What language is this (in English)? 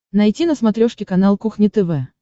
Russian